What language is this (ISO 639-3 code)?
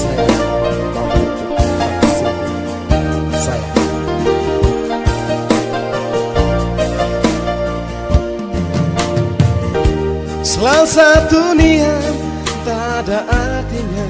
ind